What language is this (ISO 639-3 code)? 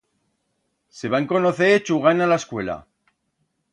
arg